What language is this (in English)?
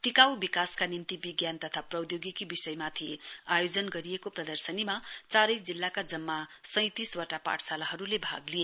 Nepali